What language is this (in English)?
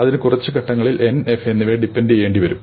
Malayalam